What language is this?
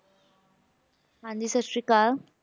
Punjabi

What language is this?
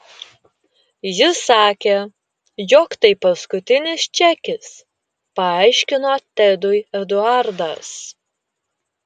Lithuanian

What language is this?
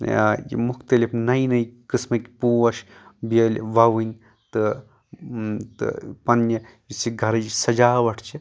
Kashmiri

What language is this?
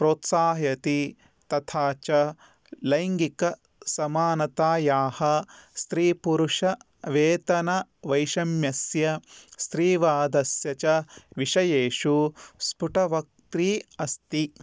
Sanskrit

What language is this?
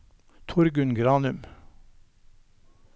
Norwegian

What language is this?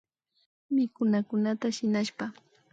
Imbabura Highland Quichua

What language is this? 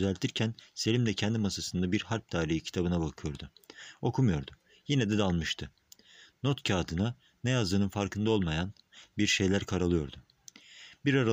Turkish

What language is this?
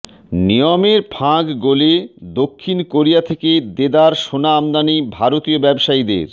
Bangla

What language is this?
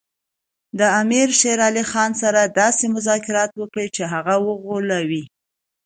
Pashto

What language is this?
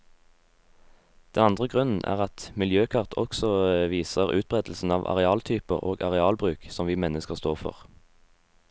Norwegian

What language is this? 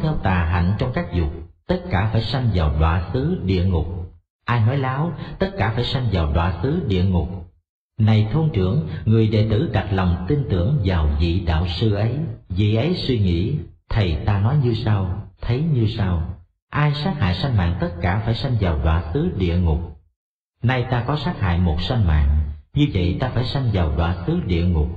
Vietnamese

